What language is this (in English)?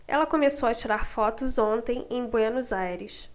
Portuguese